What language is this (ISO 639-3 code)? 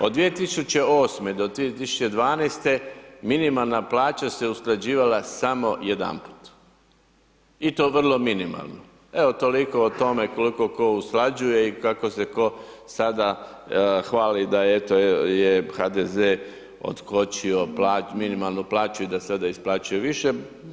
hrv